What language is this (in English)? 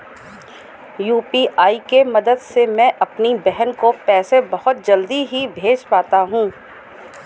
Hindi